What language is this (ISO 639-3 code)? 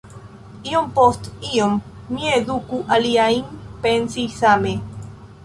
epo